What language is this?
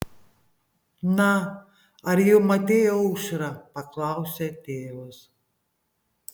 Lithuanian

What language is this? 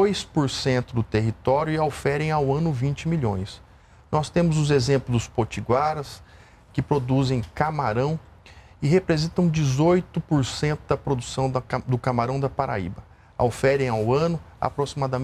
Portuguese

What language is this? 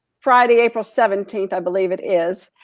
English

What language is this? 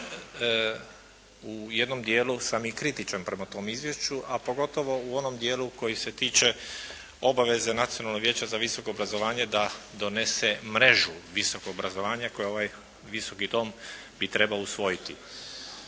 Croatian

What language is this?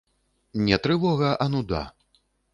Belarusian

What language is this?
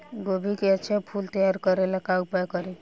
Bhojpuri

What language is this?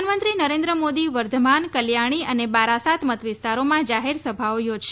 Gujarati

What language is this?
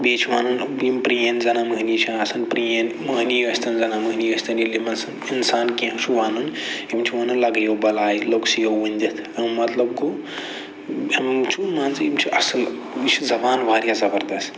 Kashmiri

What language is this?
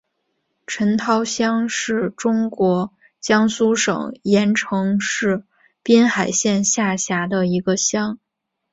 Chinese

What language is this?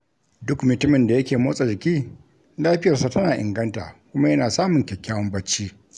Hausa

